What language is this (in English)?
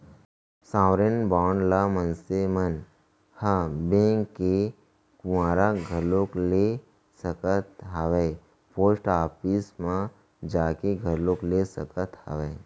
Chhattisgarhi